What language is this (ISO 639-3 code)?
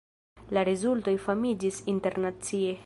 epo